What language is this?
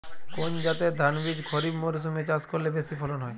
Bangla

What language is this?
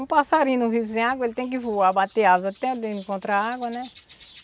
Portuguese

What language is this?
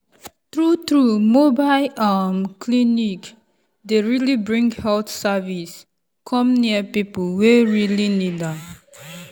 Nigerian Pidgin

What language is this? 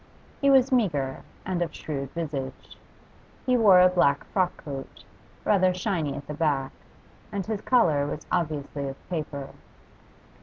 English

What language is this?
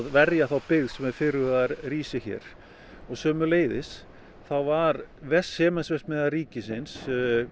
Icelandic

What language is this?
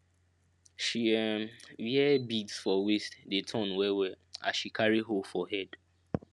Nigerian Pidgin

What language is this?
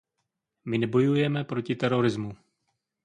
Czech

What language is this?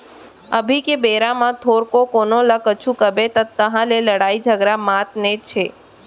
Chhattisgarhi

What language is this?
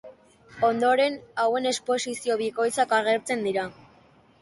Basque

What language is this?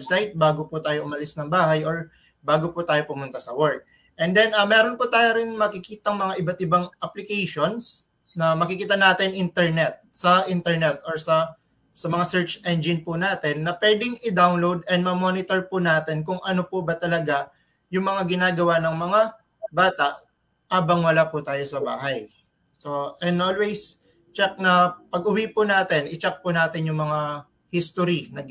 Filipino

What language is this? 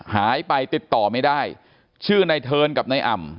Thai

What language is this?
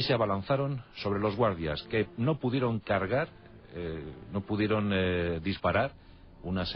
Spanish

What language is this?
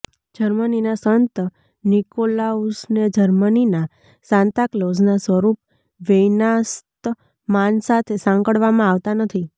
Gujarati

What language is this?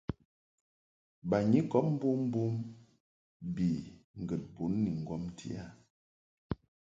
Mungaka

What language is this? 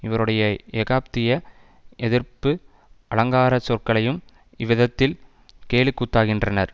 Tamil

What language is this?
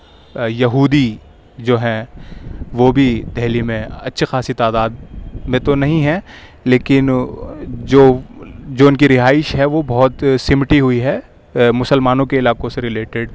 Urdu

